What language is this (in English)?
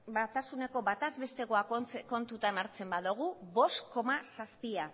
Basque